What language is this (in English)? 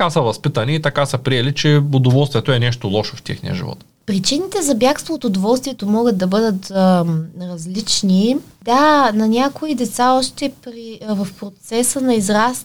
Bulgarian